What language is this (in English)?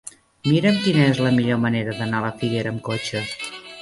Catalan